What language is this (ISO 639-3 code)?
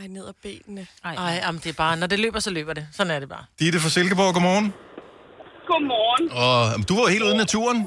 dan